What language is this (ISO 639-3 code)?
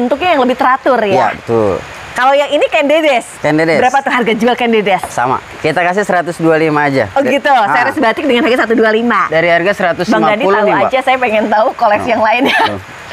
ind